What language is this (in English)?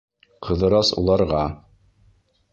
Bashkir